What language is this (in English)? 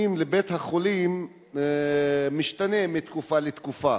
Hebrew